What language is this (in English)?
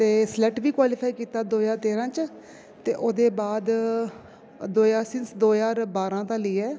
Dogri